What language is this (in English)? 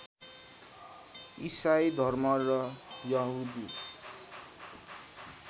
Nepali